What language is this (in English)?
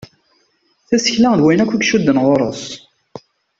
Kabyle